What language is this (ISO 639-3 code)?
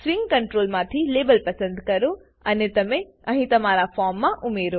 guj